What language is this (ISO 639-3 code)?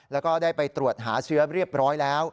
tha